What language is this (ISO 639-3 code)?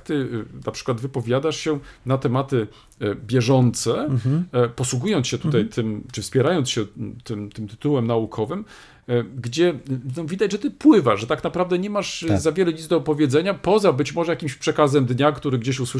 pol